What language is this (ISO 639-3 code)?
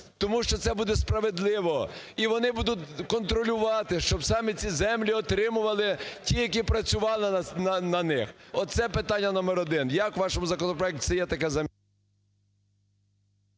ukr